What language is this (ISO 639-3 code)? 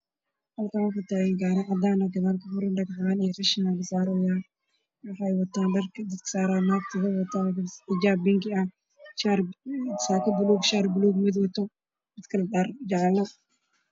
som